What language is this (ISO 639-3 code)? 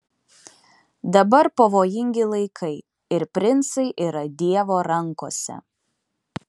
lit